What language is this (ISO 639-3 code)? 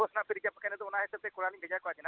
sat